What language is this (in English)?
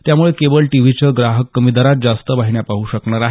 Marathi